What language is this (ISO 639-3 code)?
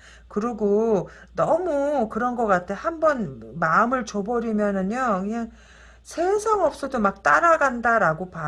kor